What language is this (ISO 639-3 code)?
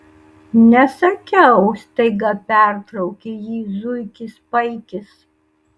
lit